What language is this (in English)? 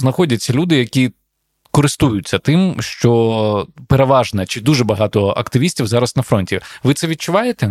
Ukrainian